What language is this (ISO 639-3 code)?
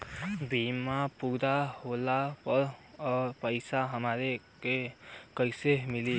bho